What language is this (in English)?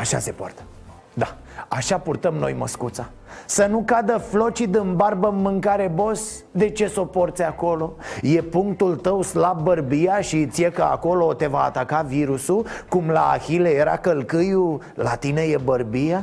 Romanian